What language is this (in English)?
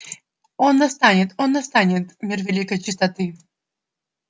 Russian